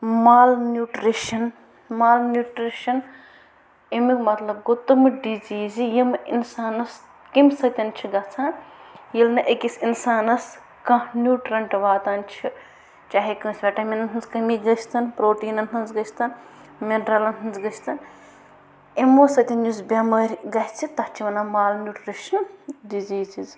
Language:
Kashmiri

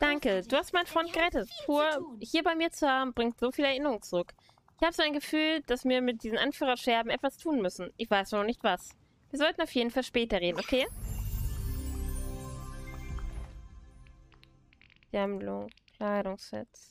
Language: German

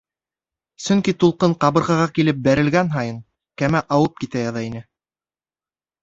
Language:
Bashkir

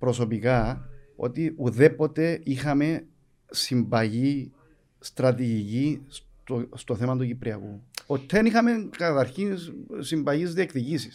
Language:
Greek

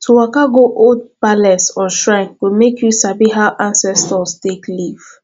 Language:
Nigerian Pidgin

